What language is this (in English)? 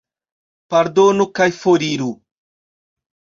Esperanto